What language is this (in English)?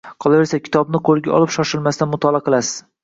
Uzbek